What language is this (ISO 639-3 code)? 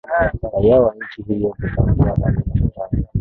swa